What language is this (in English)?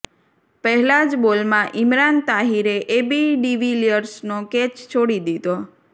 Gujarati